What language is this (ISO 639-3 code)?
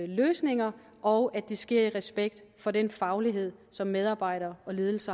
dan